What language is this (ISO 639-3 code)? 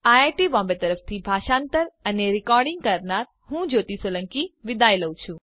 guj